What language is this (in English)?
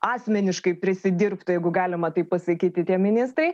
Lithuanian